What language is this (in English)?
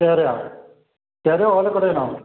Malayalam